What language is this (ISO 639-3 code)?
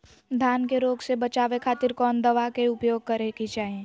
mag